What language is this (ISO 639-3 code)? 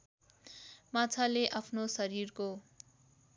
nep